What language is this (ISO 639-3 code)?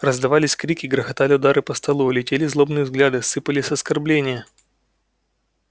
rus